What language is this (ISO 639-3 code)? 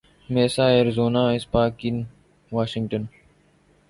urd